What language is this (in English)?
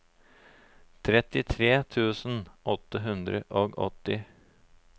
Norwegian